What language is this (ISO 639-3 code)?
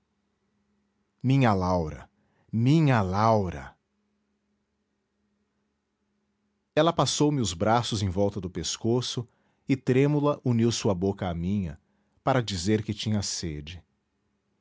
por